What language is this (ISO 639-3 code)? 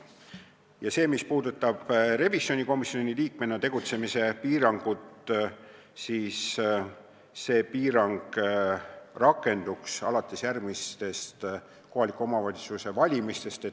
est